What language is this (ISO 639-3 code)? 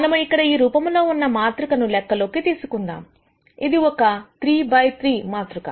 tel